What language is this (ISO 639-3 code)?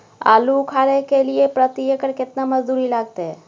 mai